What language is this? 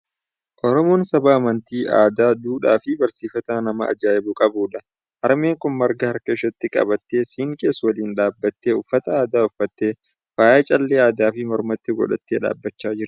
Oromo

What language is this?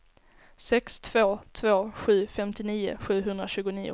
Swedish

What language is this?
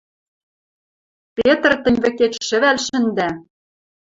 Western Mari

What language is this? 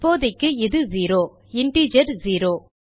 Tamil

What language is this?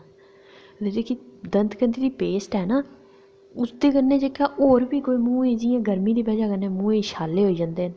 Dogri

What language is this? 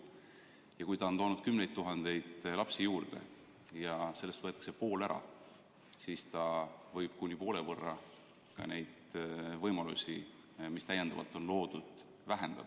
Estonian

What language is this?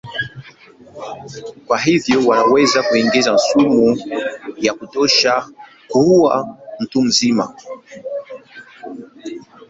Swahili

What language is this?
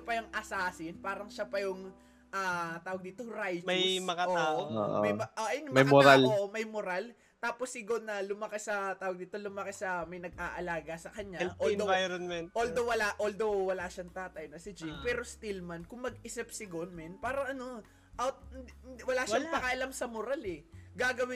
Filipino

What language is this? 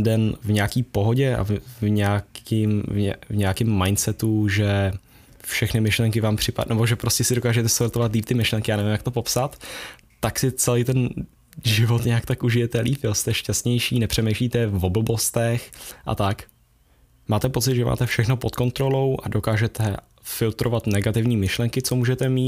Czech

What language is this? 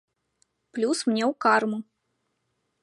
Belarusian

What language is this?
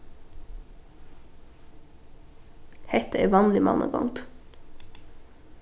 Faroese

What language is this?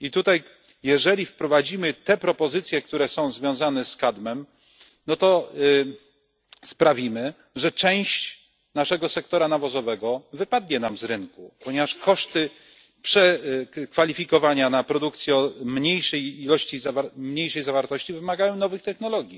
Polish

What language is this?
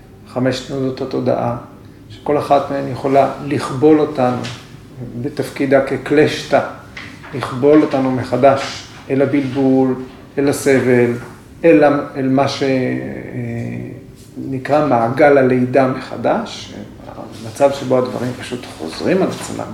Hebrew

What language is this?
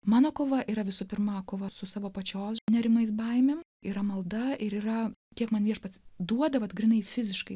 Lithuanian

